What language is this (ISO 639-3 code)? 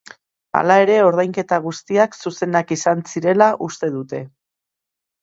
eus